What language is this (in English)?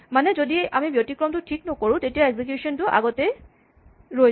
Assamese